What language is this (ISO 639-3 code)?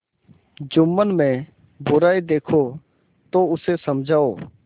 hin